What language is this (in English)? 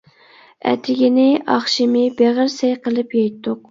Uyghur